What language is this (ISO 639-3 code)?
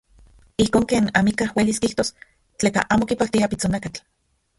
ncx